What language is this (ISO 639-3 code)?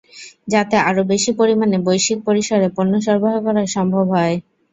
ben